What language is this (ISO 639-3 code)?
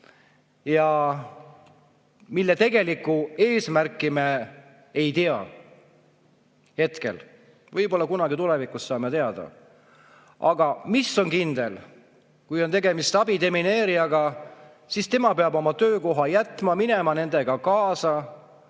est